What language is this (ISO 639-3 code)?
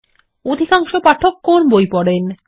ben